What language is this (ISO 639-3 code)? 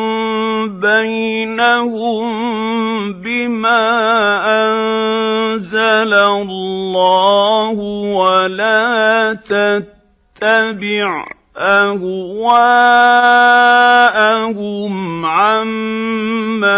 ara